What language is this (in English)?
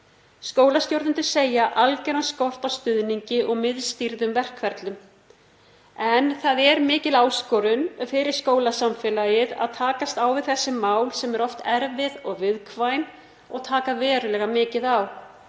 Icelandic